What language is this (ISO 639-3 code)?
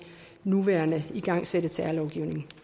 dan